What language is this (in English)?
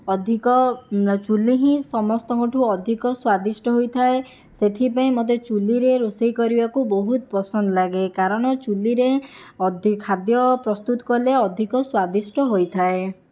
Odia